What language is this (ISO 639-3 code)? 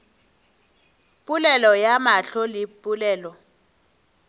nso